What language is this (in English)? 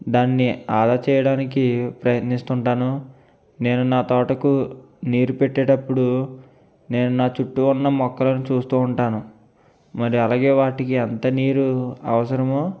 Telugu